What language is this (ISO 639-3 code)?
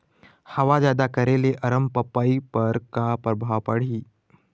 hne